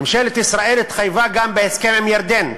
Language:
Hebrew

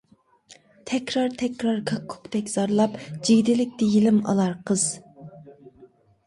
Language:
Uyghur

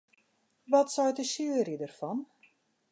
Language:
Western Frisian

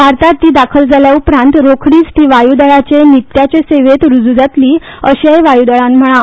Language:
Konkani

